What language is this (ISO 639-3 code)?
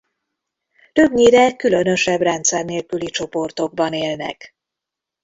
hun